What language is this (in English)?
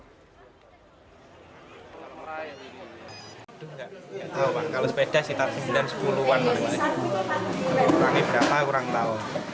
Indonesian